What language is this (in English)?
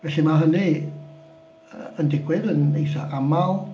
Welsh